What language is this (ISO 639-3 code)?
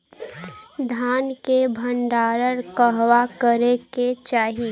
bho